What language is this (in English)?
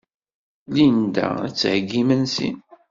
Kabyle